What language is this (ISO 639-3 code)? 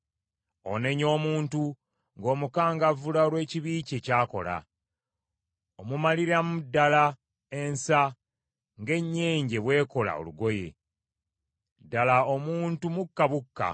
lug